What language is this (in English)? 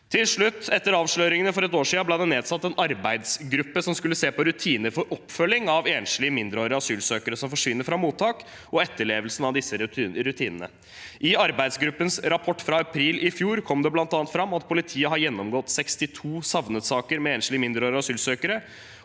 Norwegian